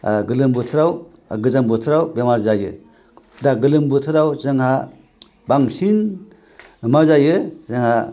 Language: Bodo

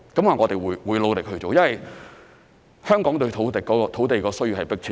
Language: Cantonese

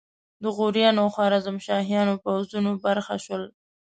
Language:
Pashto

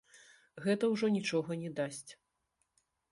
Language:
Belarusian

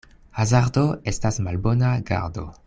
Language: Esperanto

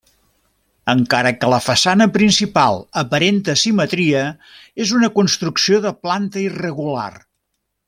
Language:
Catalan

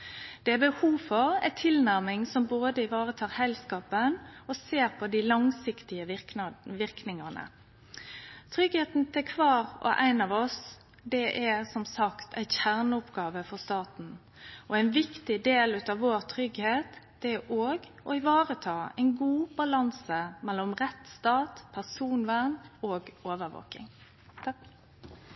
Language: Norwegian Nynorsk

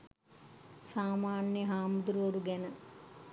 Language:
Sinhala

